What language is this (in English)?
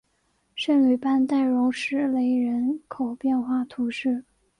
Chinese